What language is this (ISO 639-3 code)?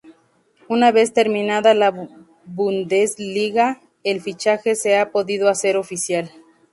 spa